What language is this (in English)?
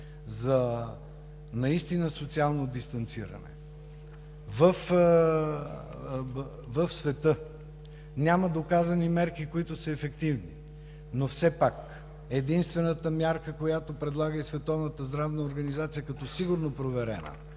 Bulgarian